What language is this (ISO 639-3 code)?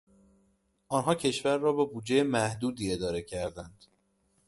fas